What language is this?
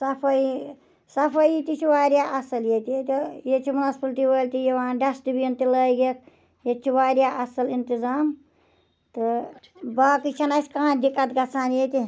Kashmiri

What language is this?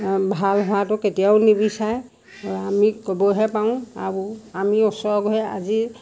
Assamese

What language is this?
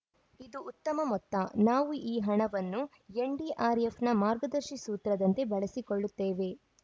Kannada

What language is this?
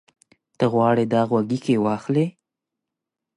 Pashto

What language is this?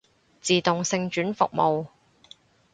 Cantonese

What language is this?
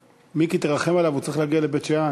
Hebrew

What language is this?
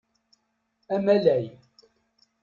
Kabyle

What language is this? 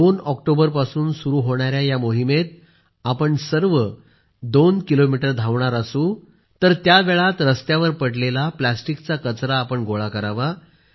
Marathi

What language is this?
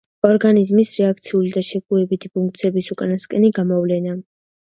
Georgian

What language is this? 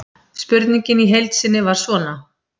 Icelandic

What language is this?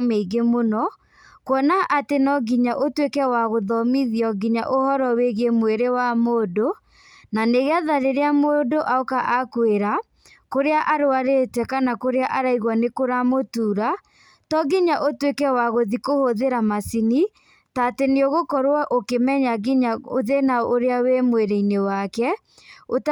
Kikuyu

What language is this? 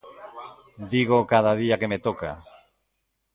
Galician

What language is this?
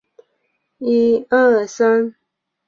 Chinese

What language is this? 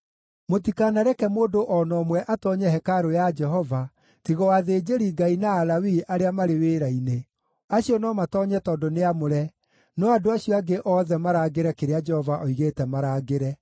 Kikuyu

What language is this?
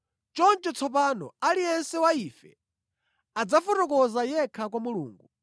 Nyanja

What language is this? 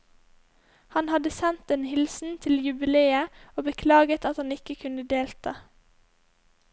Norwegian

